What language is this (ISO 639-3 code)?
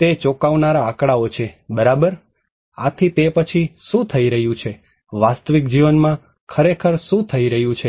guj